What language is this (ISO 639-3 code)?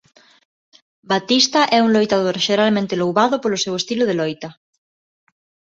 glg